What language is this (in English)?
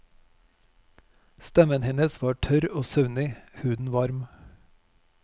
Norwegian